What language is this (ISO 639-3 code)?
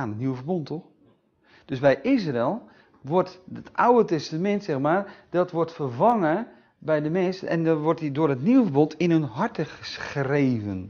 nld